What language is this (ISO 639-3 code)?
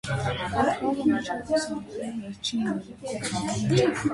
hye